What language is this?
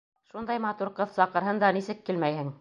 Bashkir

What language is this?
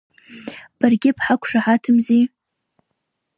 Abkhazian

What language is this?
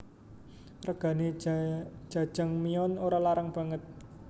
Javanese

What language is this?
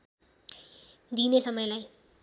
Nepali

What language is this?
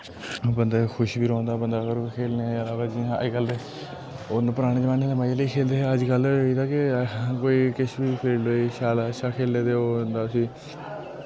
Dogri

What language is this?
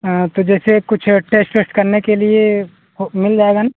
Hindi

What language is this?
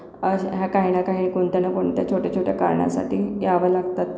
Marathi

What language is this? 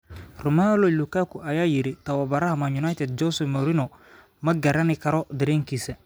Somali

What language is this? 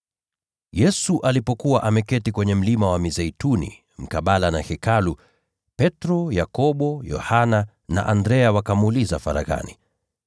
Swahili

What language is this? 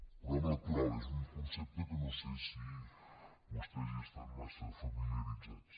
Catalan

